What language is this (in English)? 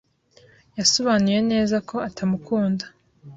Kinyarwanda